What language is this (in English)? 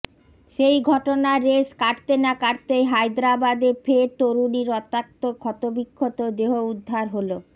Bangla